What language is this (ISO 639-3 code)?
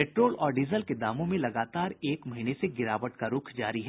hin